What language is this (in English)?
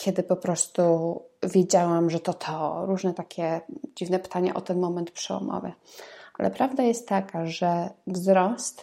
Polish